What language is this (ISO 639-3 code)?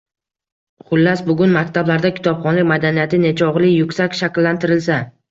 uzb